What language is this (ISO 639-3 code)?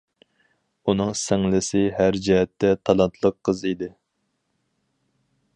uig